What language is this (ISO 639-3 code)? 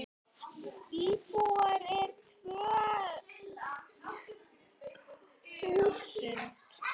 isl